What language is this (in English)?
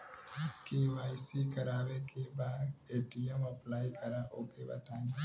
Bhojpuri